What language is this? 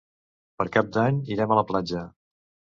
Catalan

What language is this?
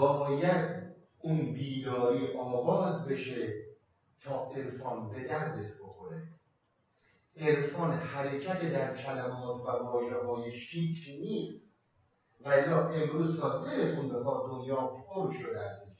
Persian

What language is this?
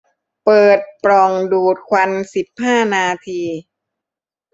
Thai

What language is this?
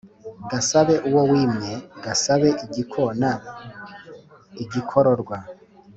Kinyarwanda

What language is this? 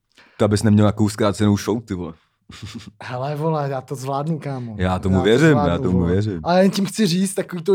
Czech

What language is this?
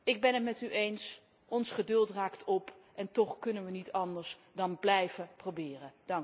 Dutch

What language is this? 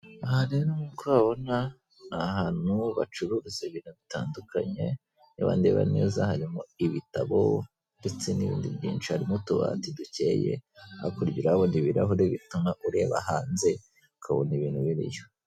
Kinyarwanda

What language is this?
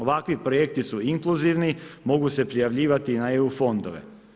Croatian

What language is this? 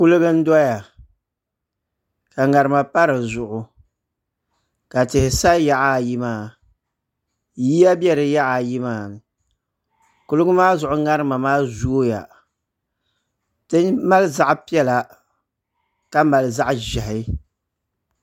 Dagbani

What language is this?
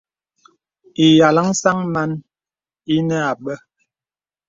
Bebele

